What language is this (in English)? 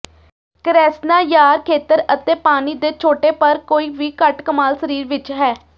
Punjabi